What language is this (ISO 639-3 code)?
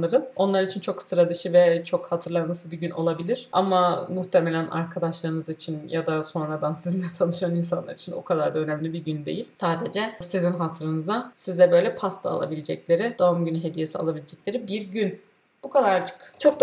tur